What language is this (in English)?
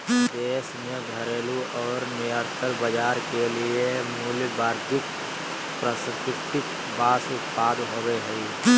Magahi